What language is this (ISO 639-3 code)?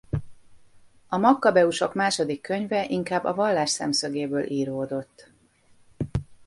hun